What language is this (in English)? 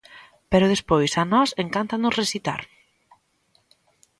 Galician